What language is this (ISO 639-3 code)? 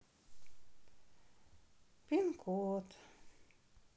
rus